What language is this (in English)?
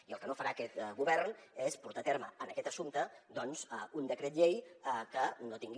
Catalan